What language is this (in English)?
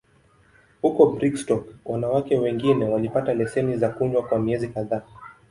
Swahili